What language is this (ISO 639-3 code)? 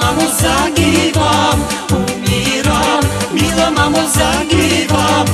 ron